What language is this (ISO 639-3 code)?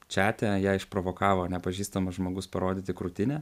lit